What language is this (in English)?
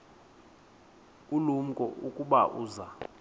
Xhosa